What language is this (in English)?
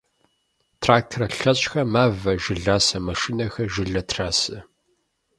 Kabardian